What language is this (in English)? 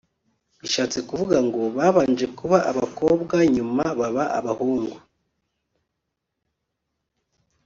Kinyarwanda